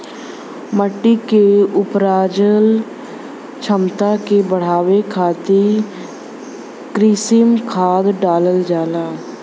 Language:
Bhojpuri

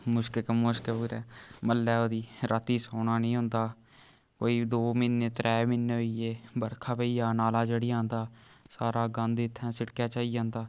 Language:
Dogri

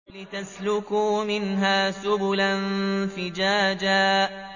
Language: Arabic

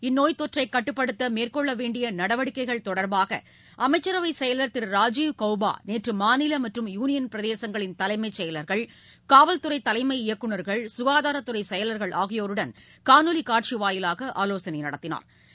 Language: Tamil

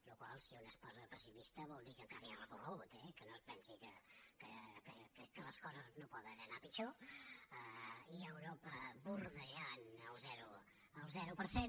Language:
Catalan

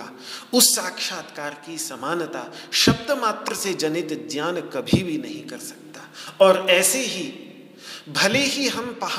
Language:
Hindi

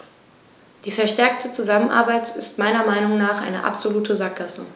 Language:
German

